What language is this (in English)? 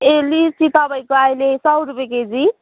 Nepali